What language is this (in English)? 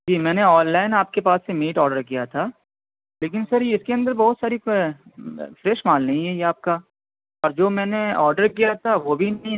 Urdu